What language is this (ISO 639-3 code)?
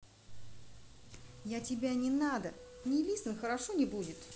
rus